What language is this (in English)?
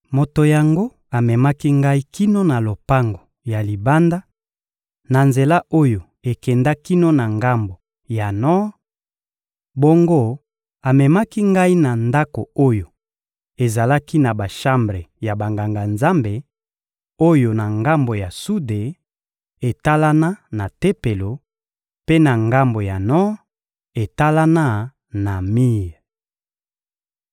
Lingala